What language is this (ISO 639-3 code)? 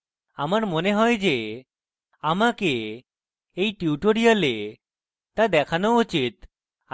ben